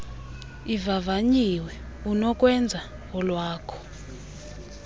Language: Xhosa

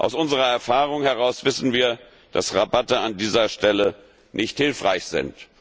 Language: German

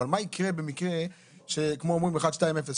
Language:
Hebrew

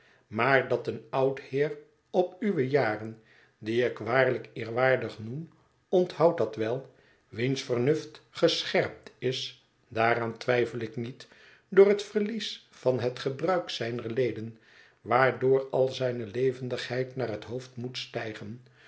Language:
Dutch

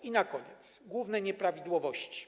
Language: Polish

